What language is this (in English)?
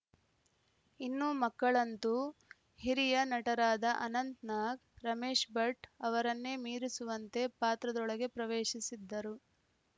Kannada